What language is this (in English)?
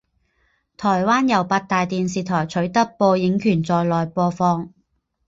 Chinese